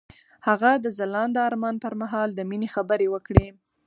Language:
Pashto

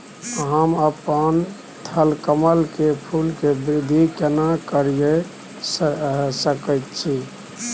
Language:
Maithili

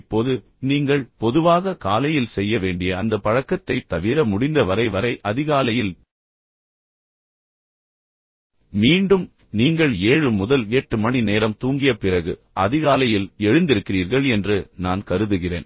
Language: Tamil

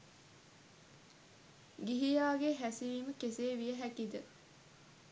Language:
Sinhala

